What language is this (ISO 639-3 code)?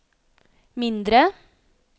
nor